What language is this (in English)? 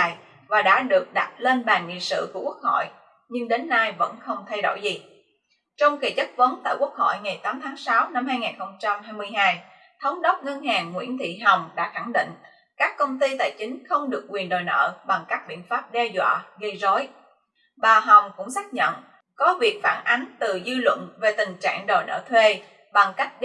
Vietnamese